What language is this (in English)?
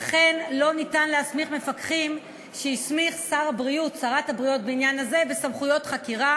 Hebrew